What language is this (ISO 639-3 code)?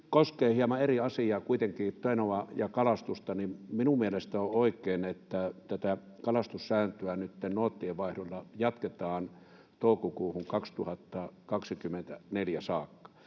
fin